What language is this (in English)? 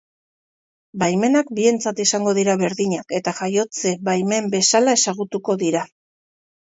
Basque